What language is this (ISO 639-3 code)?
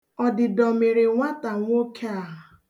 ibo